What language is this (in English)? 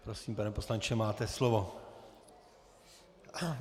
Czech